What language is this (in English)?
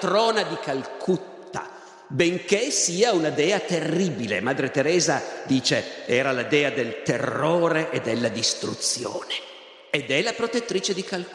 Italian